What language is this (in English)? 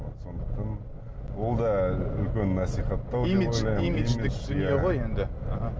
Kazakh